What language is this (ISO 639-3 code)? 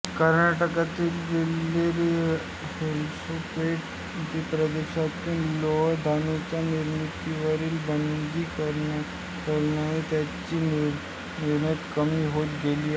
mar